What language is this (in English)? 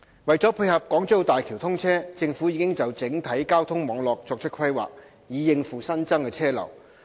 Cantonese